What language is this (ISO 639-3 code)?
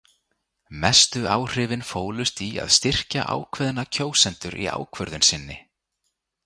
isl